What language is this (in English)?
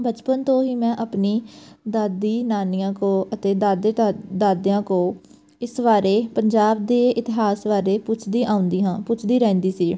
Punjabi